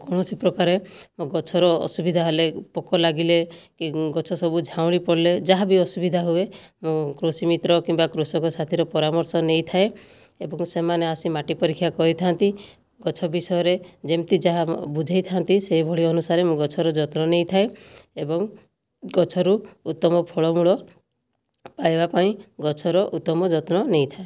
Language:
Odia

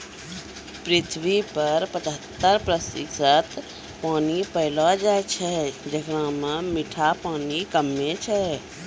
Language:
Maithili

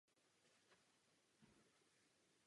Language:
Czech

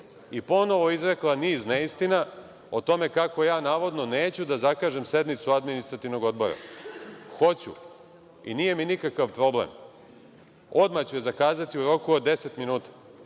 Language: Serbian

